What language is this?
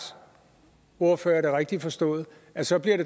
Danish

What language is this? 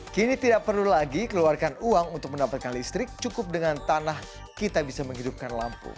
Indonesian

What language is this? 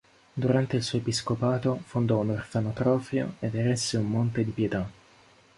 Italian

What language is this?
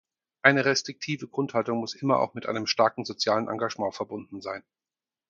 German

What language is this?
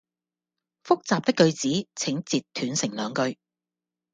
Cantonese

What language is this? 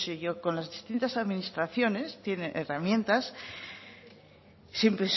Spanish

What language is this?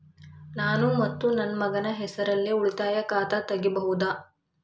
Kannada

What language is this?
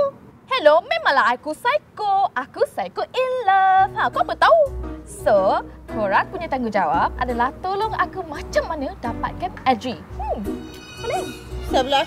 Malay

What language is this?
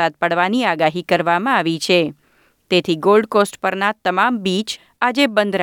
Gujarati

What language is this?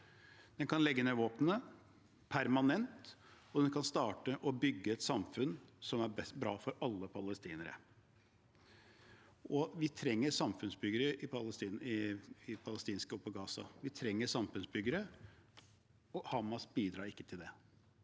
Norwegian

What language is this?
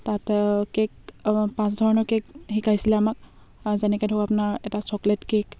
Assamese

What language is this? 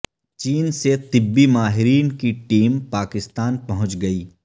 Urdu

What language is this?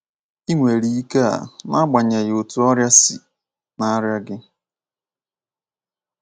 Igbo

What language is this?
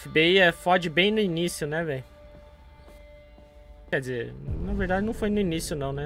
Portuguese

